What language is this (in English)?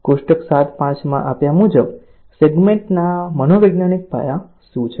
Gujarati